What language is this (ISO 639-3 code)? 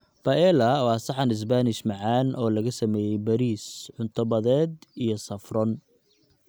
som